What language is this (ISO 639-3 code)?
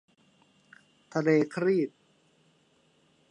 tha